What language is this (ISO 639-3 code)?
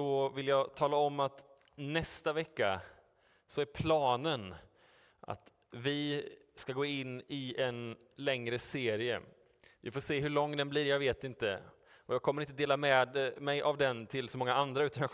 swe